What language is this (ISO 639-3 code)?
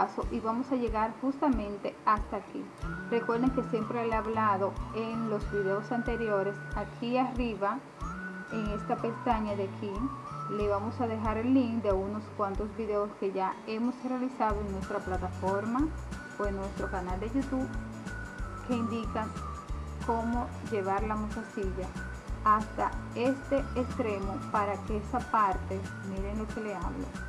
spa